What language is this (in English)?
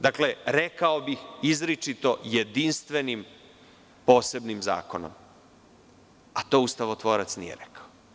Serbian